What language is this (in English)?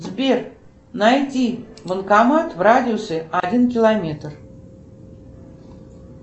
Russian